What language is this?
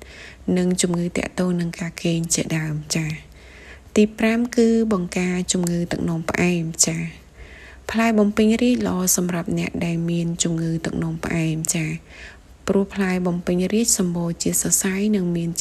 Thai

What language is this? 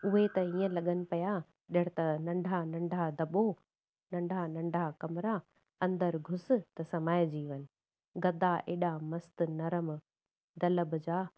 Sindhi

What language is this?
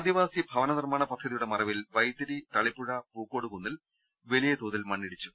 Malayalam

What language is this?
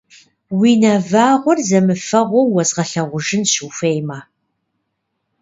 Kabardian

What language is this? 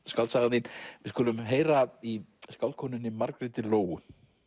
Icelandic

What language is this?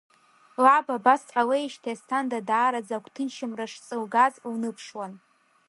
Abkhazian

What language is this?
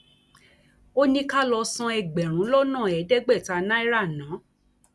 Yoruba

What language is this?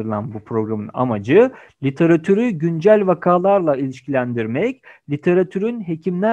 Turkish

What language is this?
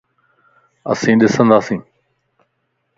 Lasi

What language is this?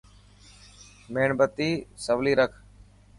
Dhatki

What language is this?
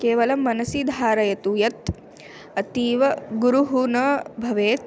Sanskrit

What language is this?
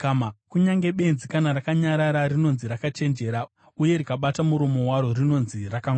Shona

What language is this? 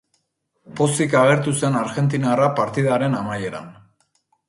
Basque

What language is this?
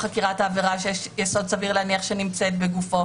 Hebrew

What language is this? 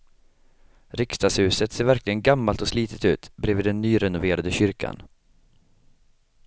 Swedish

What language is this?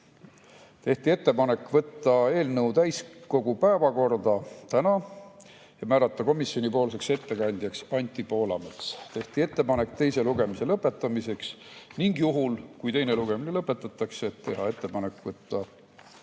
Estonian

